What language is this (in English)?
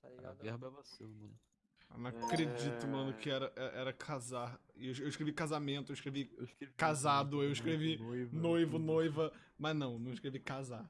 Portuguese